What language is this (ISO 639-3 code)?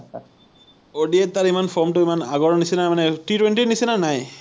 asm